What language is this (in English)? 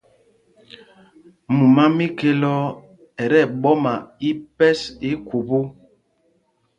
Mpumpong